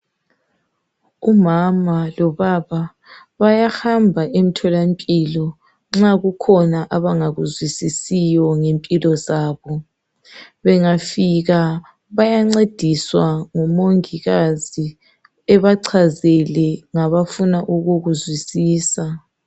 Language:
North Ndebele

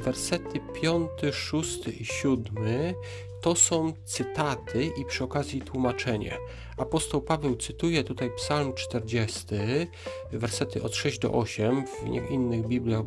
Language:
Polish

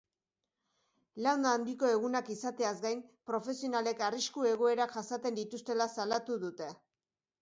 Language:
Basque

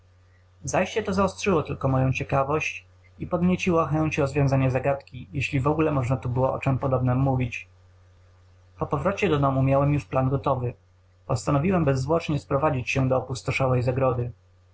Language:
Polish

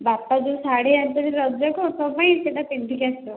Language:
Odia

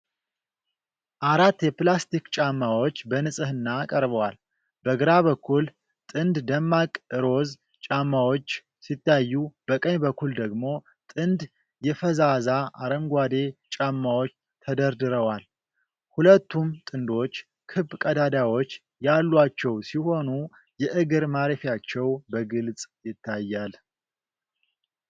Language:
Amharic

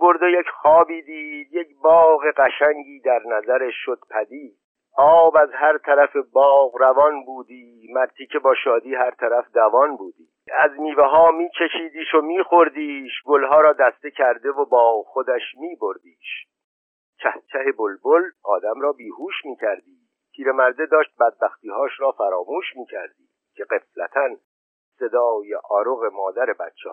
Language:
Persian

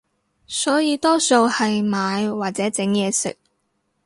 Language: Cantonese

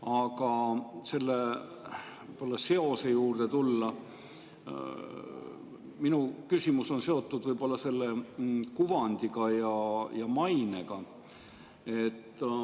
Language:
Estonian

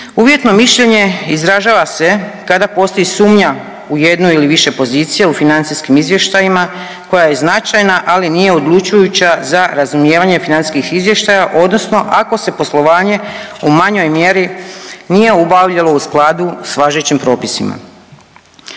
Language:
Croatian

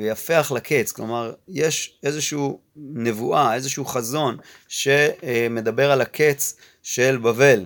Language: Hebrew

